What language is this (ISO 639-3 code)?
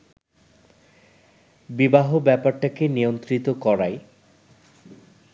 ben